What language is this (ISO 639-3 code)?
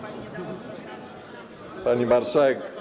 pol